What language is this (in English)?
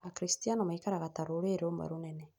Kikuyu